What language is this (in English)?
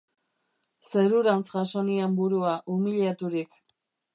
Basque